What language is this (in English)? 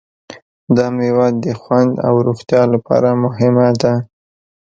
Pashto